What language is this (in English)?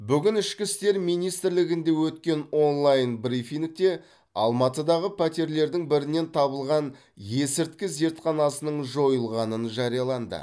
Kazakh